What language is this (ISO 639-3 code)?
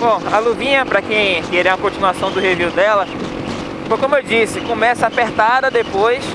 por